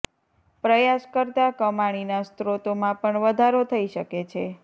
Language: Gujarati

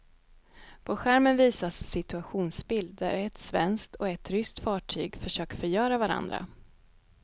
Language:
Swedish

